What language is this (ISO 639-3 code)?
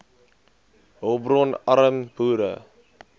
afr